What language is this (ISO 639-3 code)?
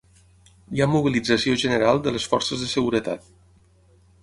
cat